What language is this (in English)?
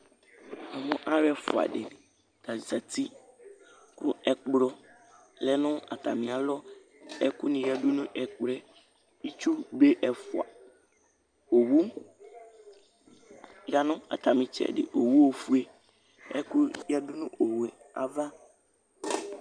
Ikposo